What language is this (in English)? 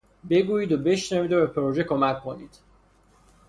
Persian